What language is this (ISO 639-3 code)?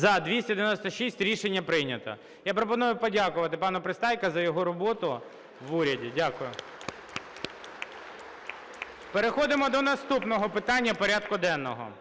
ukr